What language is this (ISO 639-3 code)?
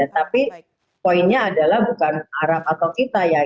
ind